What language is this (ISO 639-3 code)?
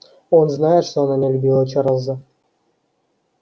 rus